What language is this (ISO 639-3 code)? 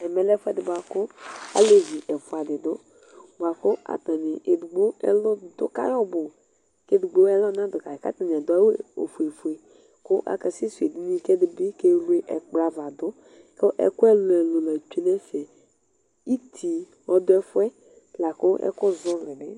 kpo